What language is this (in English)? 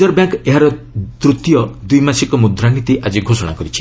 Odia